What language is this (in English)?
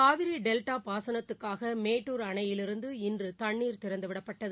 Tamil